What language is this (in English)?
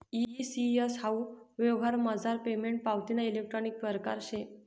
Marathi